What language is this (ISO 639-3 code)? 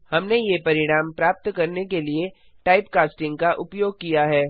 hin